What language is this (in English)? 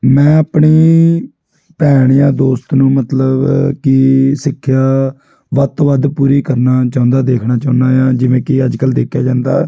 Punjabi